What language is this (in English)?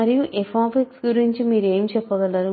Telugu